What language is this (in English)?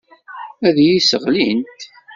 Kabyle